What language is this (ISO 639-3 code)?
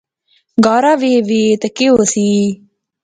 phr